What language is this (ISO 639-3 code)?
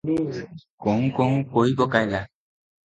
ori